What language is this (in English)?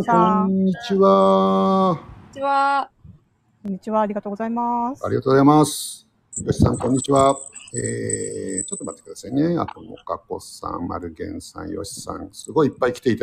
Japanese